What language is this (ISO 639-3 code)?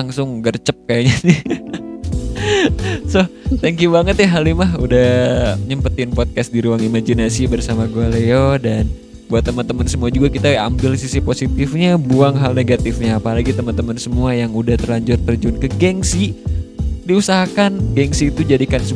ind